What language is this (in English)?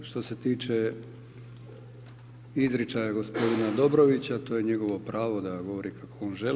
Croatian